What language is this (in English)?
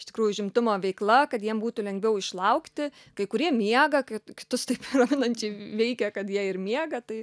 Lithuanian